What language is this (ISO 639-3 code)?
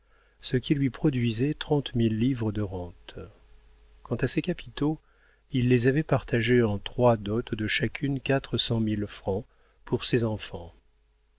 fra